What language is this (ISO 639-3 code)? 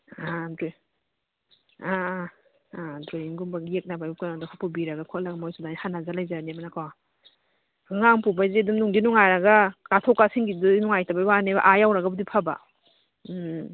mni